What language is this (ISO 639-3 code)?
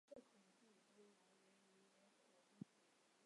zho